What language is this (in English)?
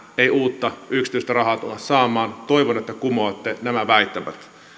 Finnish